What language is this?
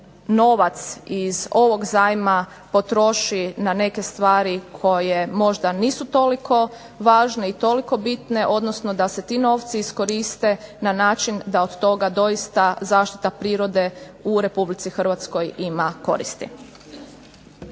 Croatian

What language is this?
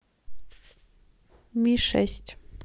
Russian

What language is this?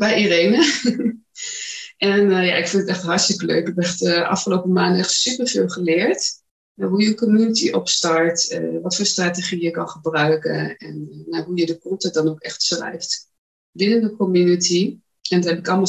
Dutch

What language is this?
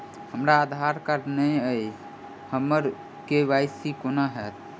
Maithili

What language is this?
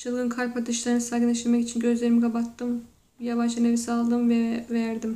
Turkish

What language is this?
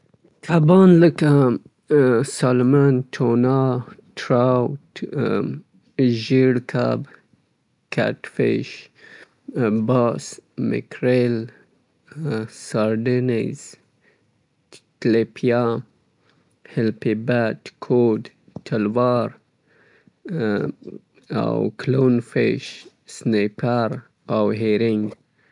Southern Pashto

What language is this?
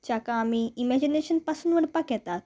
Konkani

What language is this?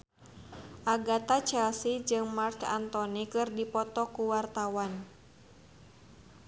Sundanese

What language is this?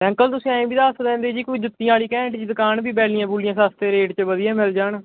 Punjabi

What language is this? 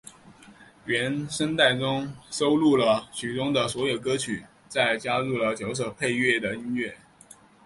Chinese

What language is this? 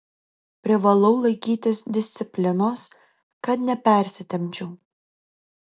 Lithuanian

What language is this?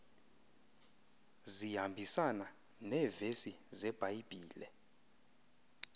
Xhosa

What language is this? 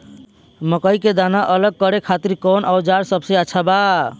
Bhojpuri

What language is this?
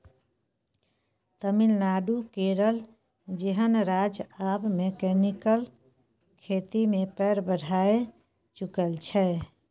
Maithili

